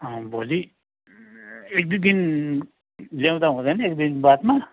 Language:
Nepali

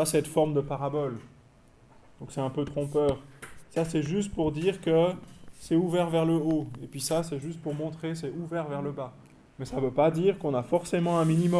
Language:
French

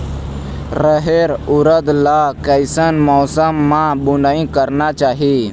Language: Chhattisgarhi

